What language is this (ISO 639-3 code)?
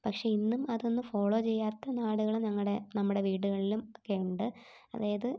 mal